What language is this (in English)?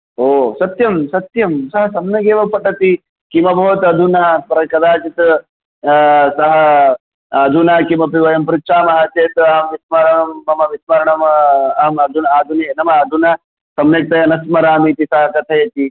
Sanskrit